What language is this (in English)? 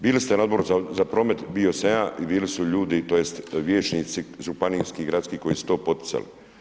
Croatian